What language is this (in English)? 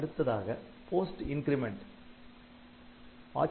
Tamil